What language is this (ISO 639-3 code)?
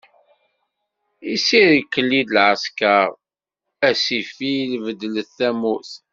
kab